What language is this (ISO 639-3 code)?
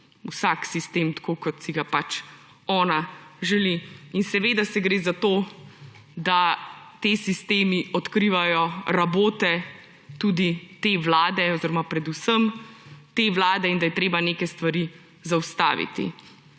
slv